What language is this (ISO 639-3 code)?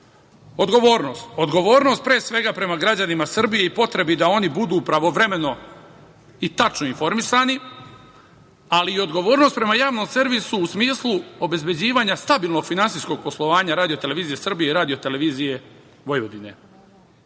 srp